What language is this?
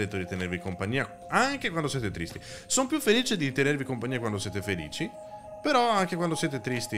Italian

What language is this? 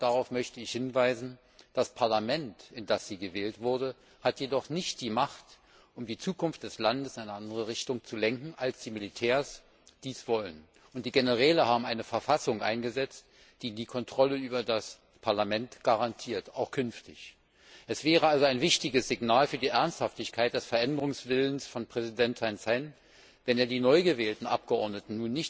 German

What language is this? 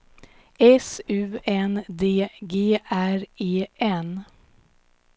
Swedish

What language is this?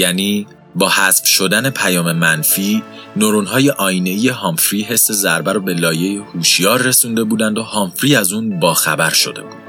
Persian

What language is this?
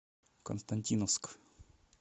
Russian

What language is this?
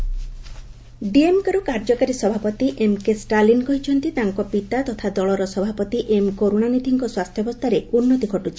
Odia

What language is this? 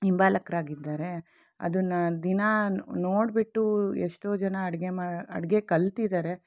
Kannada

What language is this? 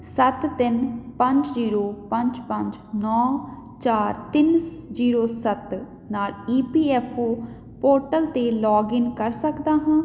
Punjabi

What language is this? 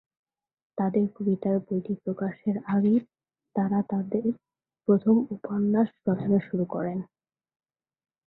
Bangla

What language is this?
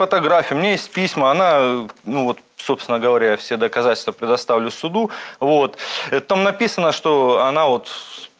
Russian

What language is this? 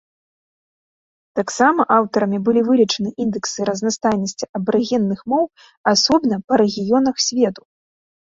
Belarusian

